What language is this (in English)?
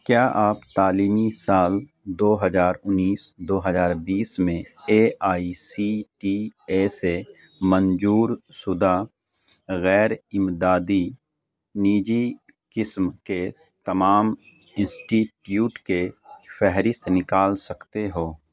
Urdu